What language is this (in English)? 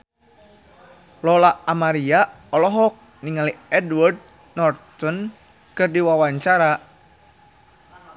Sundanese